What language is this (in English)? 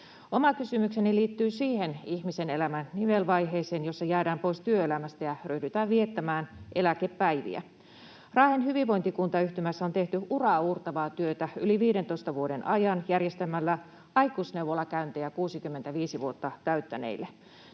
Finnish